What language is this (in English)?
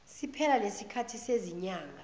Zulu